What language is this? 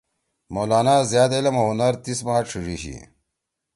Torwali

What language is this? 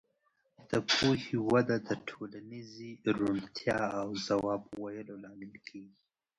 Pashto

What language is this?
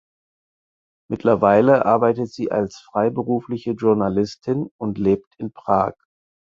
German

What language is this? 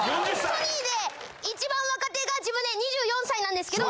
Japanese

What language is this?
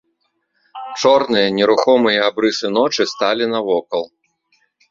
Belarusian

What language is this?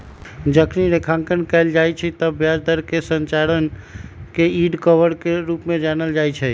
Magahi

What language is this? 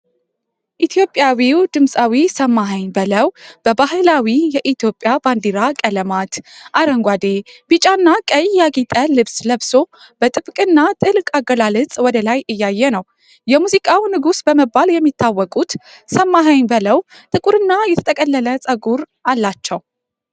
Amharic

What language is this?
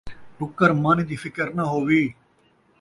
Saraiki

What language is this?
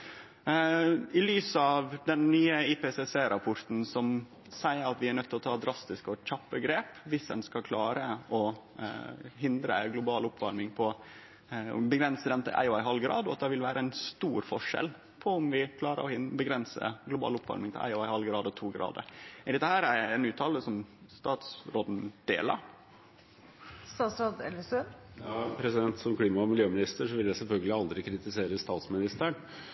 Norwegian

